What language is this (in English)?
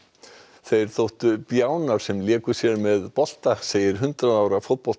Icelandic